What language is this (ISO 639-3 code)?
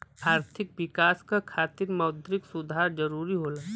bho